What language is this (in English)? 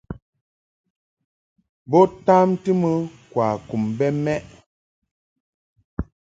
Mungaka